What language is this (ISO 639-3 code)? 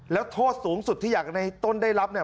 tha